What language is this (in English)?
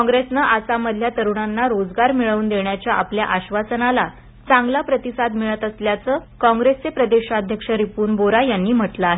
Marathi